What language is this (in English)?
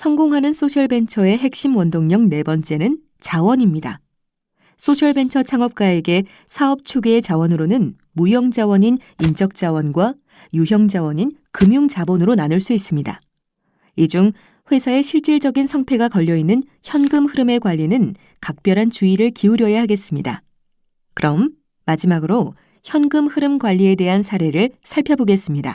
Korean